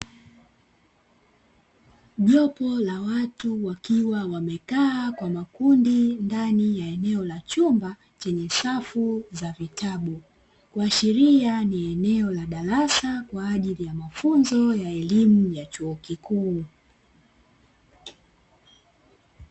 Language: Swahili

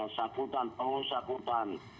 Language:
Indonesian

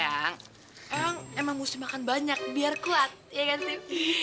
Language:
Indonesian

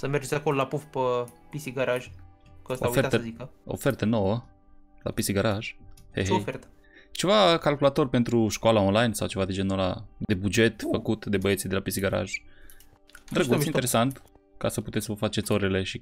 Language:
Romanian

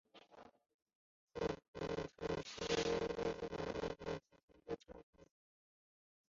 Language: Chinese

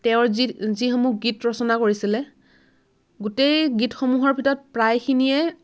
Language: Assamese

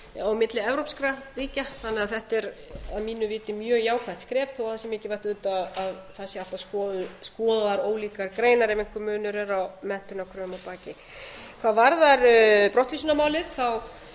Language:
Icelandic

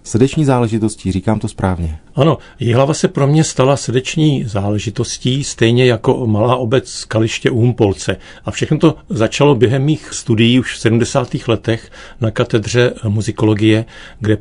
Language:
Czech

